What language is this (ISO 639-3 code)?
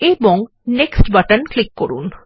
ben